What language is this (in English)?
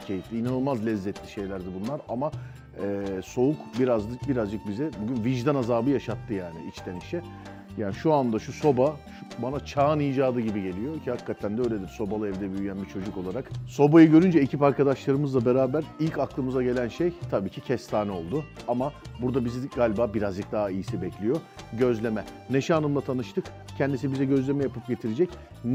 Turkish